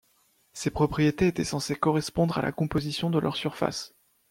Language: French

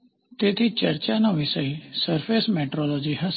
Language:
Gujarati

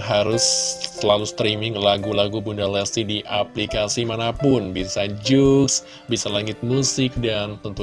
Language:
Indonesian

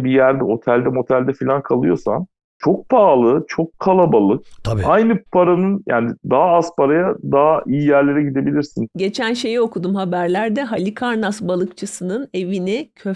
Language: Turkish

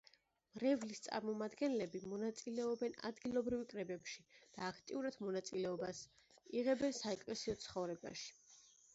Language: Georgian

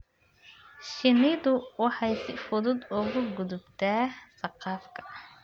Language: Somali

